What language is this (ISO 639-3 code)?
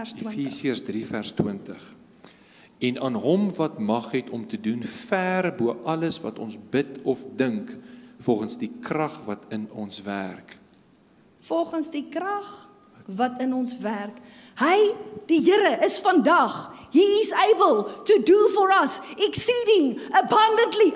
nld